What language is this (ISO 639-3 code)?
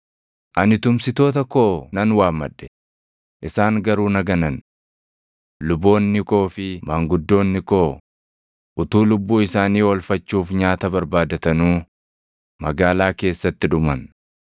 orm